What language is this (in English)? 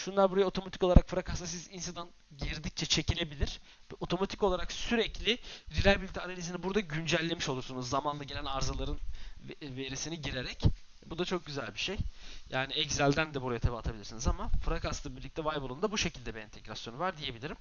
Turkish